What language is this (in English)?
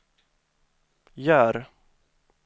Swedish